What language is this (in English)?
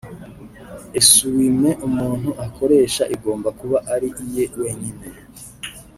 Kinyarwanda